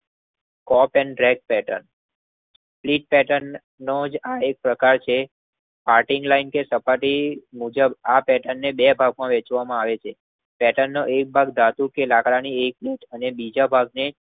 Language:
Gujarati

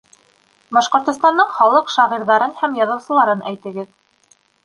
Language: Bashkir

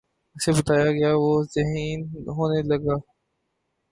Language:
Urdu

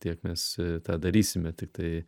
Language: Lithuanian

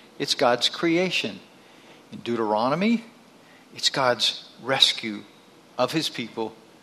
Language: English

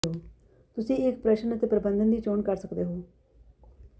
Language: Punjabi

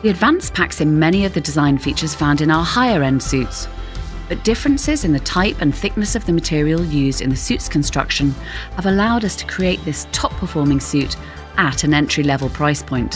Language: English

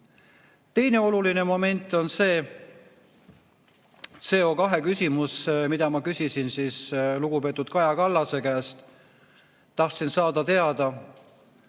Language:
Estonian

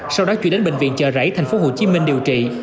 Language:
Vietnamese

